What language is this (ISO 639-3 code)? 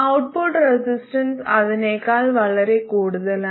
mal